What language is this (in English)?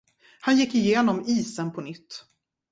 Swedish